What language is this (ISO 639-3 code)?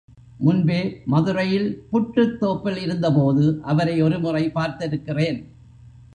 tam